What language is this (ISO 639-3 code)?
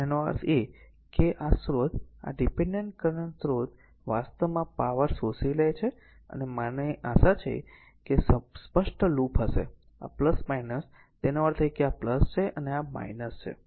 guj